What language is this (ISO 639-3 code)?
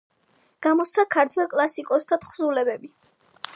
kat